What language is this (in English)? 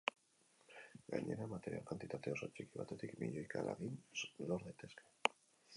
Basque